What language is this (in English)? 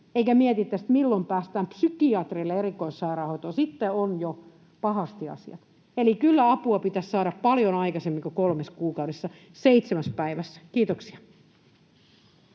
Finnish